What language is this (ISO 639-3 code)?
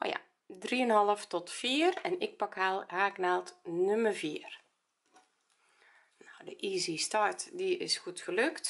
nld